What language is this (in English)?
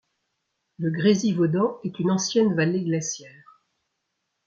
French